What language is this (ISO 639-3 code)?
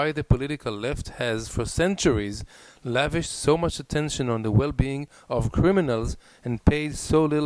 heb